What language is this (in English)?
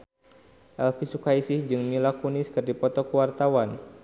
Sundanese